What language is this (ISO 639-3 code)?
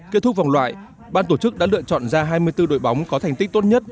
vie